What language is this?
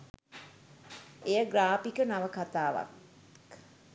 Sinhala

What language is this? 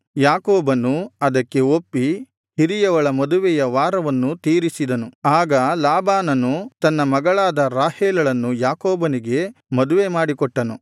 Kannada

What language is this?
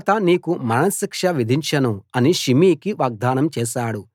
Telugu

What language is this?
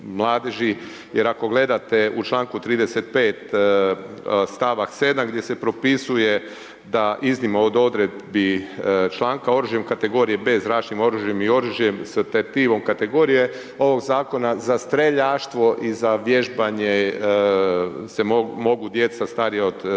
Croatian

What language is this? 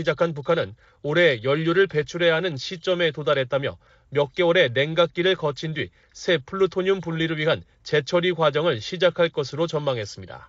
Korean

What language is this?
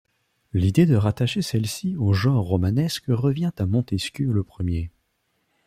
French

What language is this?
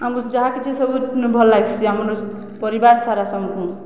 Odia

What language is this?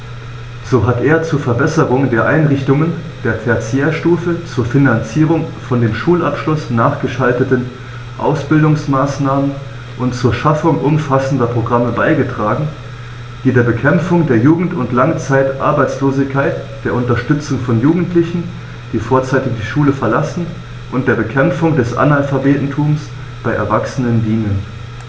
German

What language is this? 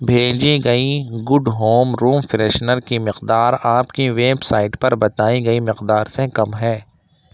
Urdu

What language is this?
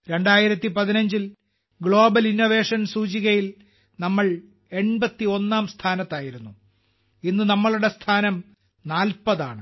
Malayalam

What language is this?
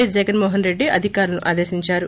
Telugu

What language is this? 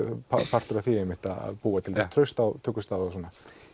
Icelandic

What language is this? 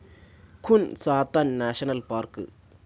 Malayalam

